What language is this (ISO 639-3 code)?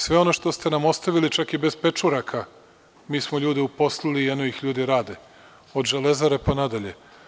srp